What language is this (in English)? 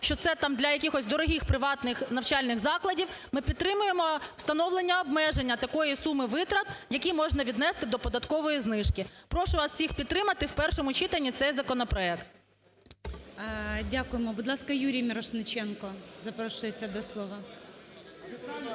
Ukrainian